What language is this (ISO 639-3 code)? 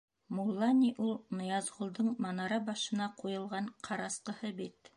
bak